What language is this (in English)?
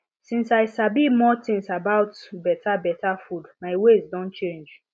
Nigerian Pidgin